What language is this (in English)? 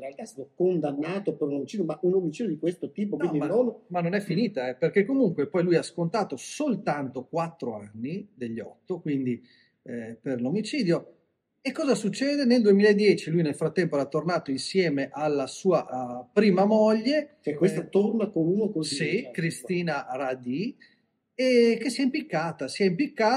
Italian